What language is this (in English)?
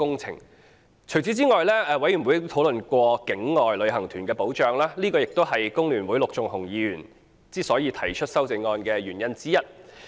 Cantonese